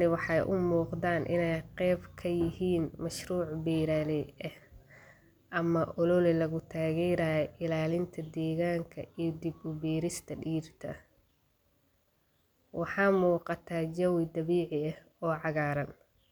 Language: Somali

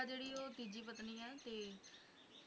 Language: Punjabi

